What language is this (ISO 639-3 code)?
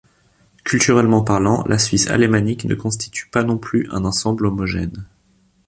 fra